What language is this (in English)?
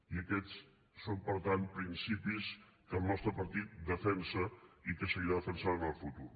Catalan